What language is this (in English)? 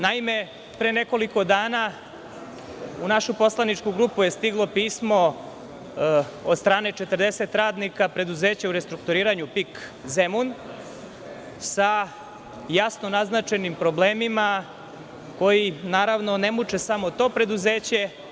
Serbian